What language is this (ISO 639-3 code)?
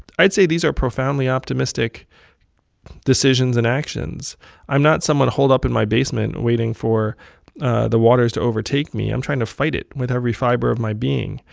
eng